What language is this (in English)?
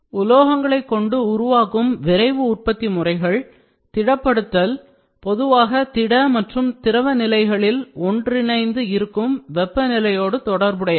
Tamil